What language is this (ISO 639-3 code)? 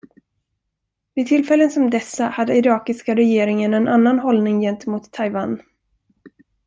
swe